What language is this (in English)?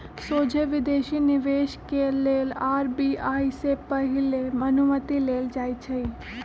Magahi